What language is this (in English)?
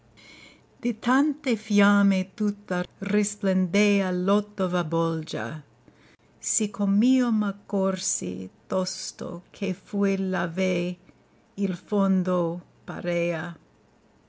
Italian